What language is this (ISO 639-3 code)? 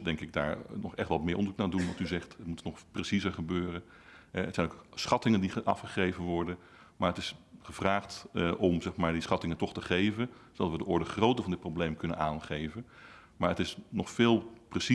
nld